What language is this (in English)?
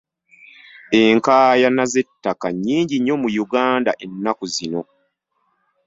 Ganda